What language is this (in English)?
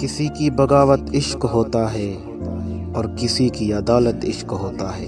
Urdu